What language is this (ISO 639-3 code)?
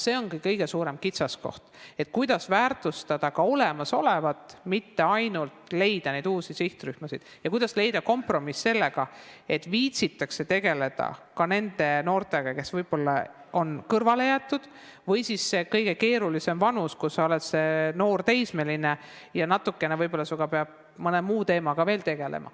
est